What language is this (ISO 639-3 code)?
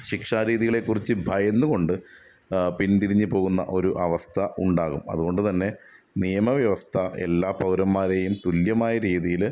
mal